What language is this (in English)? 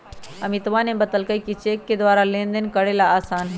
Magahi